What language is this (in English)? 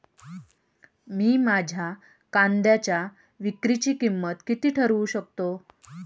Marathi